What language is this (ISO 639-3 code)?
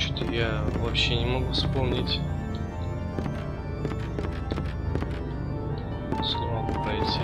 rus